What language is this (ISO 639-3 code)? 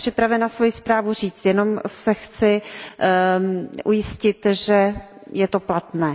ces